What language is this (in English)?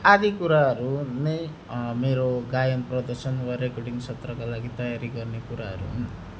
Nepali